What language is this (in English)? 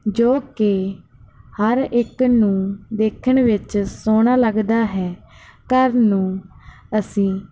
Punjabi